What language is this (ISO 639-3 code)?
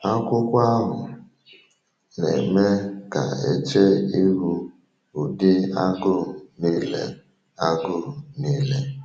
ibo